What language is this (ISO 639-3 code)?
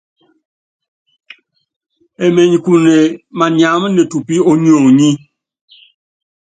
yav